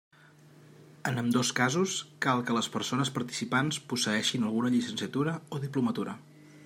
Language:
Catalan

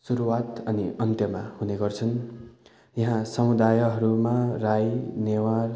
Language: Nepali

